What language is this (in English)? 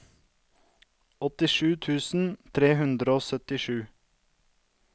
Norwegian